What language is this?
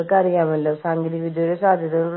Malayalam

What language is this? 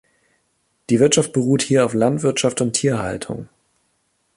German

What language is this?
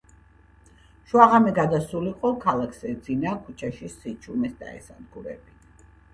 Georgian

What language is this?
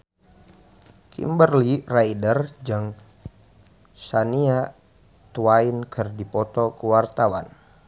Sundanese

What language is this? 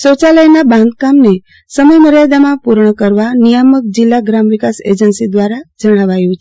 Gujarati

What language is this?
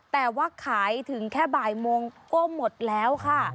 Thai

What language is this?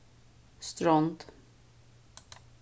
Faroese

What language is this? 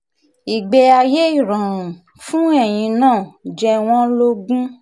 Yoruba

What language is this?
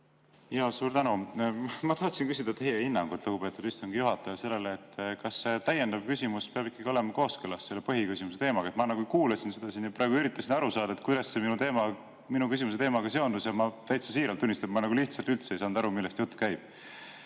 Estonian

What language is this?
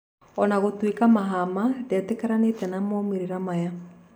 Kikuyu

